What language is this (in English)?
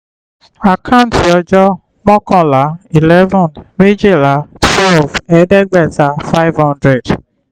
Yoruba